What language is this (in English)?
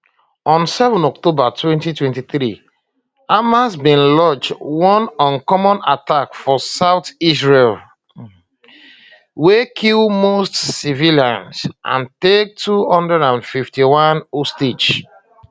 Nigerian Pidgin